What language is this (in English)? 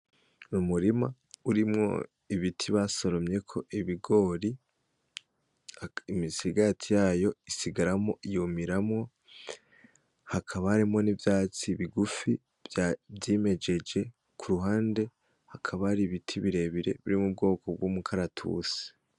Rundi